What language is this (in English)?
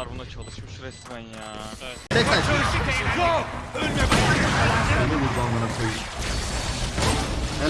Turkish